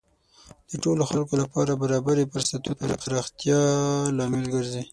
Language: Pashto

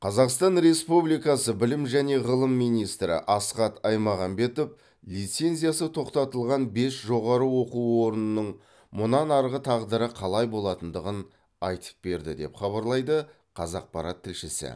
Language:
Kazakh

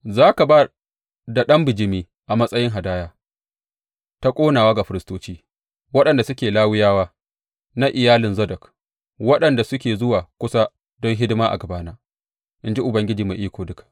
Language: Hausa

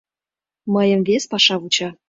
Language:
Mari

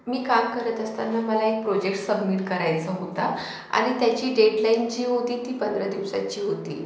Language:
Marathi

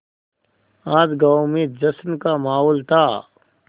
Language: Hindi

